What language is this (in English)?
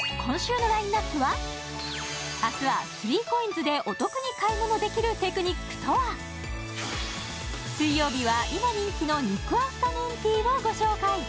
Japanese